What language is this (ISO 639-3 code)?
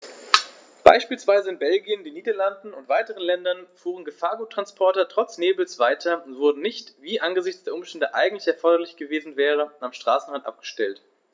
deu